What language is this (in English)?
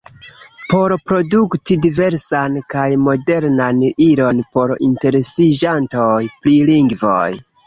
Esperanto